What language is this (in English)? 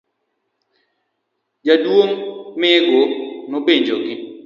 Luo (Kenya and Tanzania)